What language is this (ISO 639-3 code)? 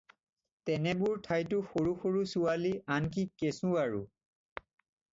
asm